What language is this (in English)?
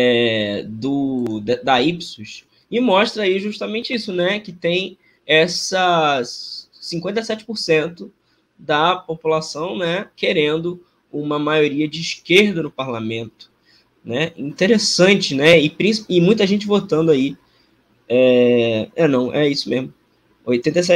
Portuguese